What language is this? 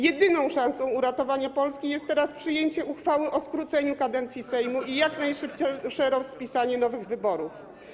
Polish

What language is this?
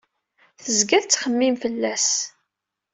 Kabyle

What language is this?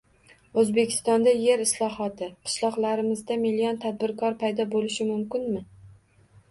Uzbek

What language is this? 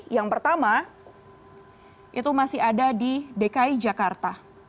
Indonesian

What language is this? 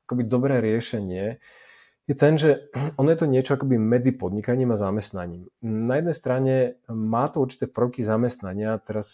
Slovak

